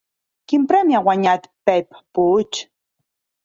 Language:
Catalan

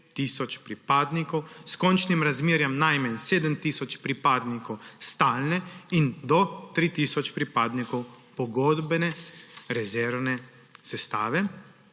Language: Slovenian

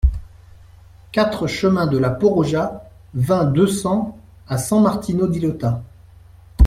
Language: French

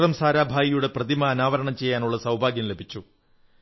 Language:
Malayalam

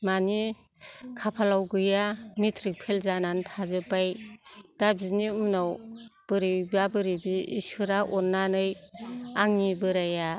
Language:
Bodo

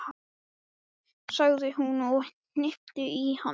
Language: Icelandic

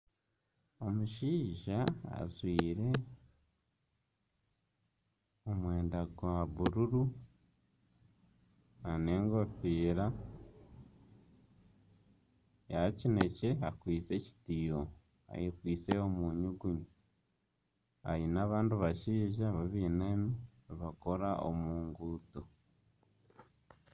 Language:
Nyankole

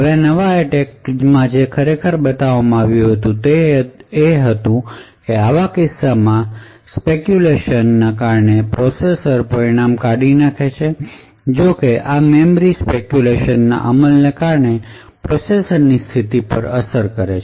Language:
Gujarati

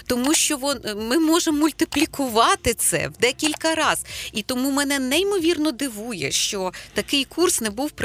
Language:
Ukrainian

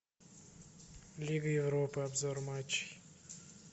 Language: Russian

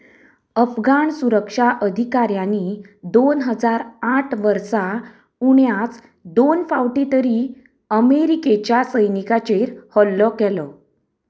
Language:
Konkani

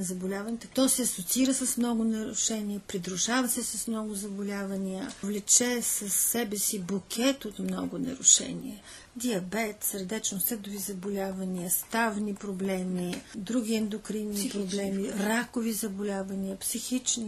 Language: Bulgarian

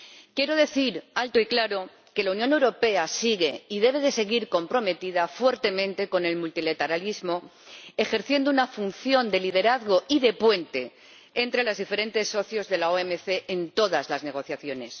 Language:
Spanish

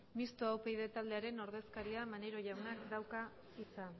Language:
Basque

